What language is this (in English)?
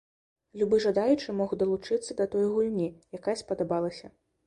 Belarusian